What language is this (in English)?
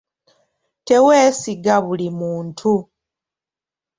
Ganda